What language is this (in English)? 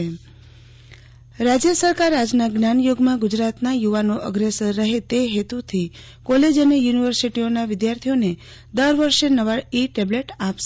Gujarati